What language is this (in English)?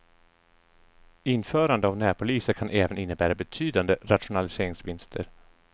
Swedish